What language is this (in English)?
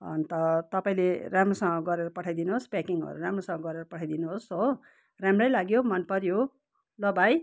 Nepali